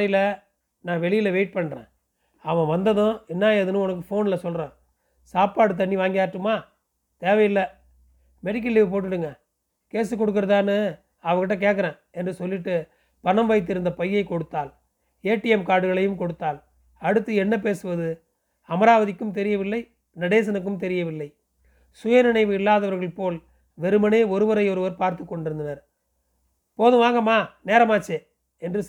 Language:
Tamil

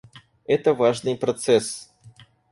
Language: Russian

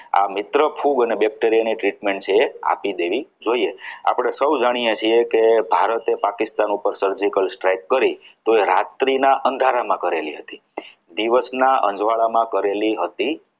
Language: Gujarati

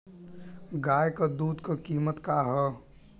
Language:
Bhojpuri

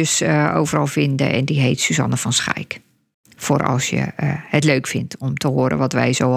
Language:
Dutch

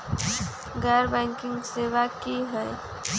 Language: Magahi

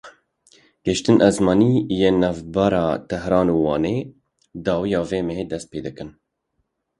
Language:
Kurdish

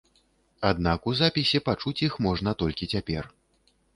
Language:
Belarusian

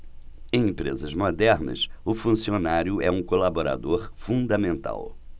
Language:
Portuguese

